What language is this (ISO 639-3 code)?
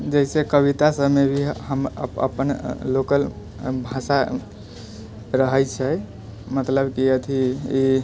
mai